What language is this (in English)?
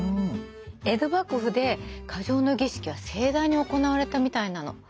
Japanese